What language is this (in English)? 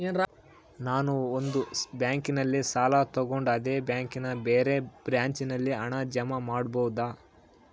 Kannada